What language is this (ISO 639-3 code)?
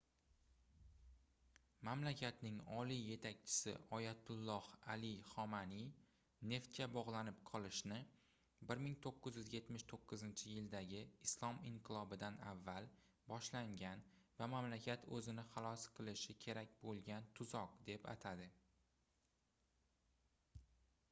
uzb